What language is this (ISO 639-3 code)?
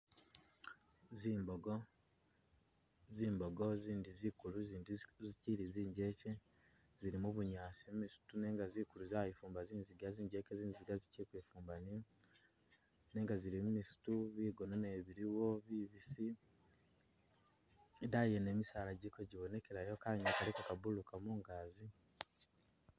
myx